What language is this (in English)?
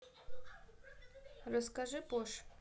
Russian